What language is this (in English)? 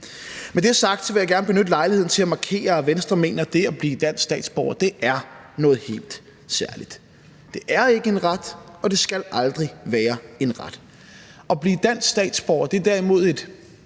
Danish